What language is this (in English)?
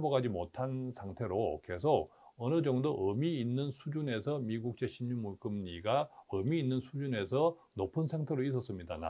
Korean